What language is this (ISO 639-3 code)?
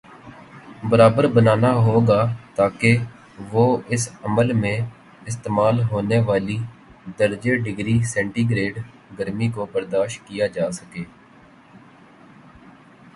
urd